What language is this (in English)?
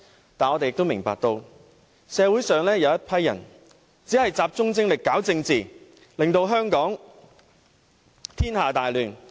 Cantonese